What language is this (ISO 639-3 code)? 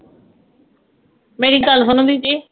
pan